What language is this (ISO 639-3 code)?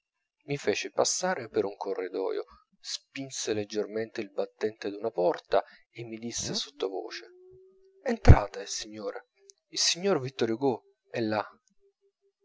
ita